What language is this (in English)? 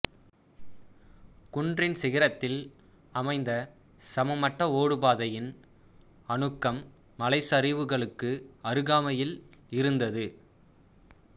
Tamil